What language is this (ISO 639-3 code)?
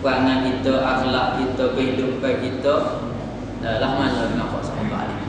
msa